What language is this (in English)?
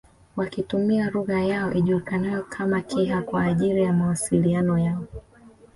Swahili